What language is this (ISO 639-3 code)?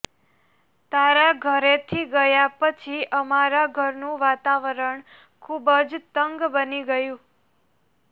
guj